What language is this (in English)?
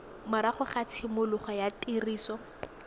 Tswana